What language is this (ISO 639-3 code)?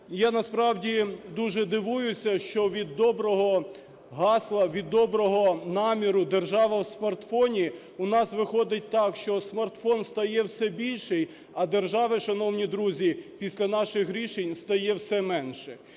ukr